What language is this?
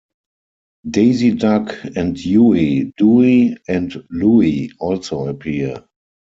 English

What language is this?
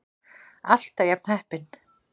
Icelandic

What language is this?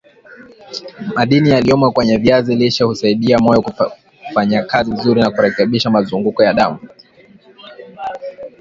Swahili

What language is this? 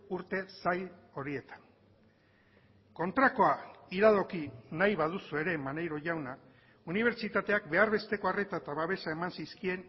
Basque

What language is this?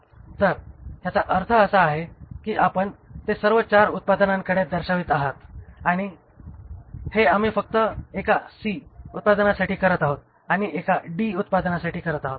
Marathi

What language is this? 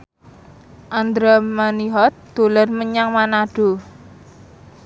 Javanese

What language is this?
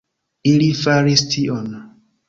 Esperanto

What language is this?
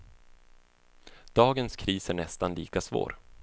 Swedish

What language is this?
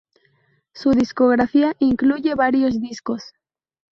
Spanish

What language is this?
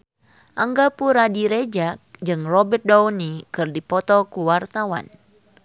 Sundanese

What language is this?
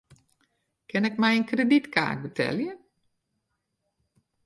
Western Frisian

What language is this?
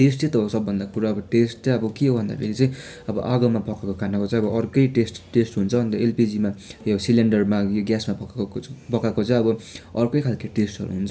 Nepali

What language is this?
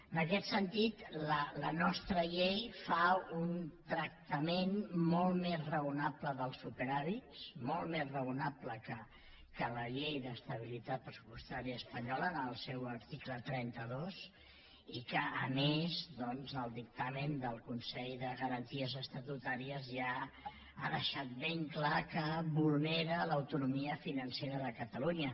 Catalan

